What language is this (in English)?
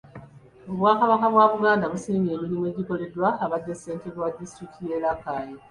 Ganda